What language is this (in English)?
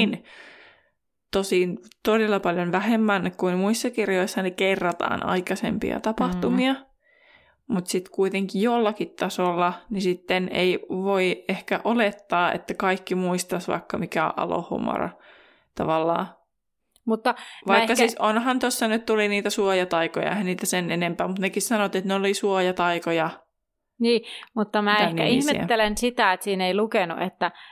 Finnish